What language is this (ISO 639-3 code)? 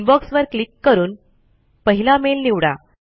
mar